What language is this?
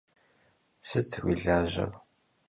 Kabardian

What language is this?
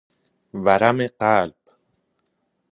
Persian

